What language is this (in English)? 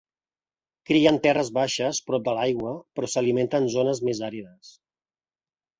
Catalan